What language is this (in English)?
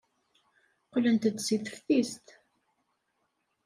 Kabyle